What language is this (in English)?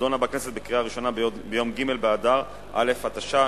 Hebrew